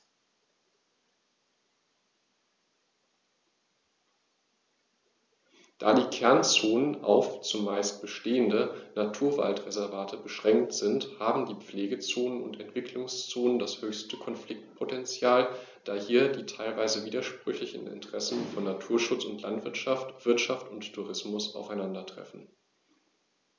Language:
German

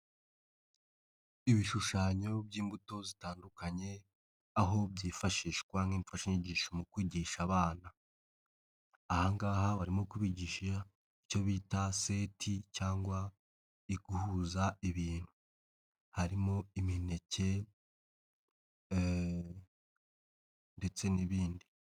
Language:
Kinyarwanda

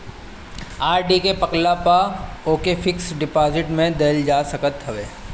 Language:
Bhojpuri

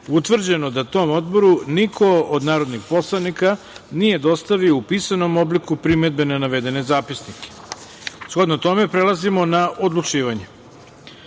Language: Serbian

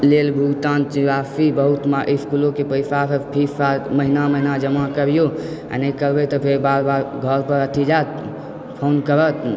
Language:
Maithili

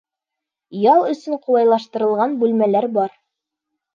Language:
Bashkir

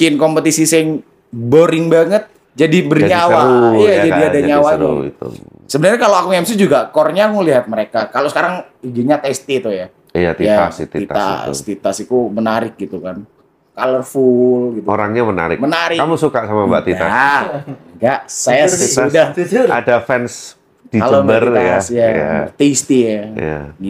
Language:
Indonesian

